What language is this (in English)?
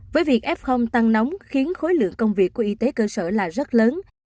Vietnamese